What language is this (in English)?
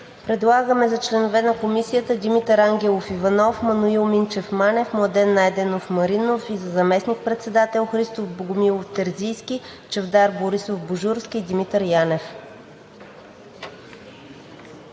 Bulgarian